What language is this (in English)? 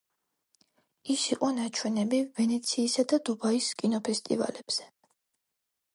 Georgian